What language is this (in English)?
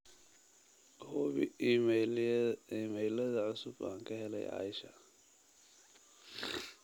Somali